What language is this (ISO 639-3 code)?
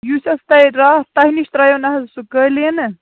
kas